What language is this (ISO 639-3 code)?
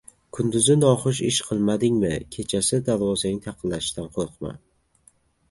uzb